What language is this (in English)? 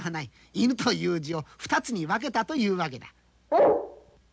Japanese